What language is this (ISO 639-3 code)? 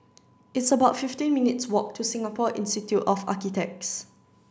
eng